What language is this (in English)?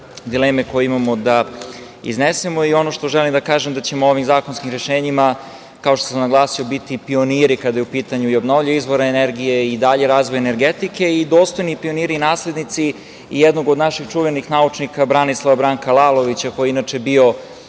Serbian